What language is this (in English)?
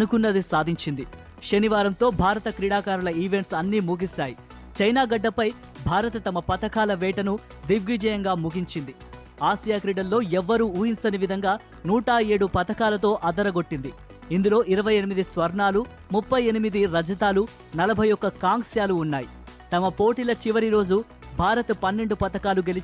Telugu